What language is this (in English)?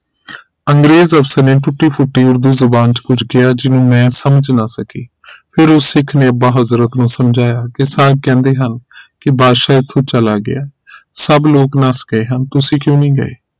Punjabi